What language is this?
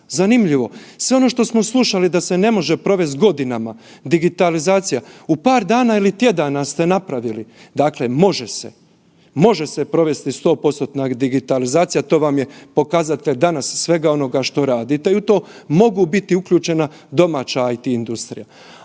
Croatian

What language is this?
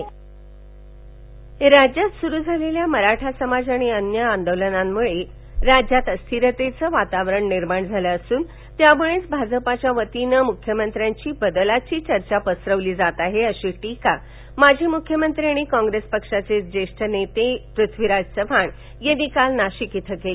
Marathi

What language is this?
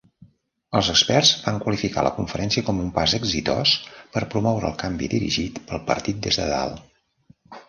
Catalan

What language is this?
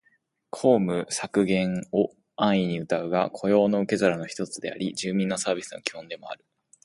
Japanese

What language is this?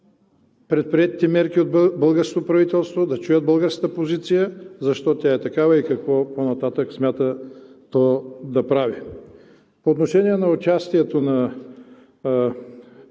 Bulgarian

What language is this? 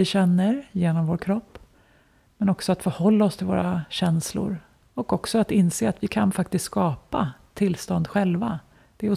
Swedish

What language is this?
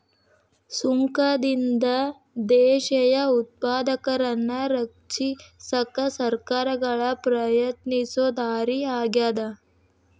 Kannada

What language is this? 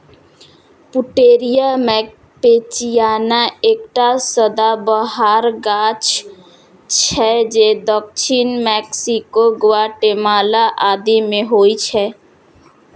Maithili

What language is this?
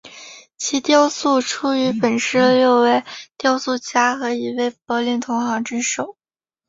Chinese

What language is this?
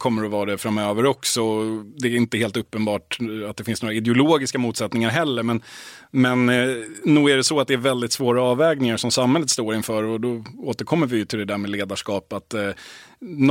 Swedish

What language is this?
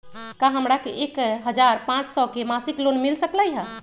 Magahi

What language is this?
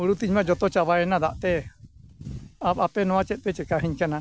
Santali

